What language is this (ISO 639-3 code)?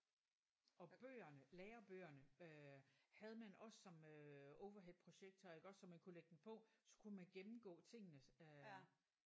dan